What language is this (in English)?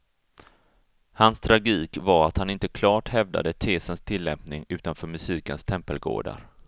Swedish